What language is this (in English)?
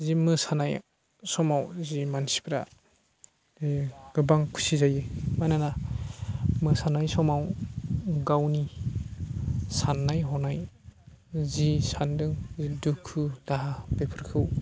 Bodo